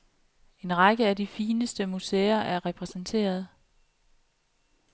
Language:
Danish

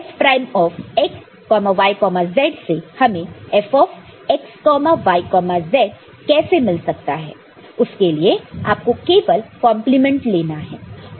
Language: Hindi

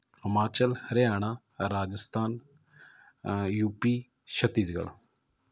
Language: Punjabi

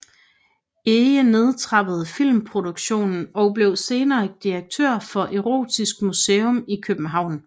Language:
Danish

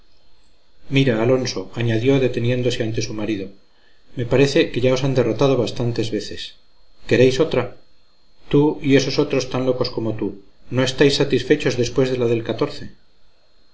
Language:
Spanish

